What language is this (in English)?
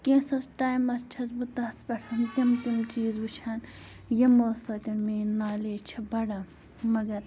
Kashmiri